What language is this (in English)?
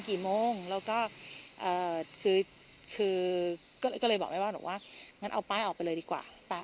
Thai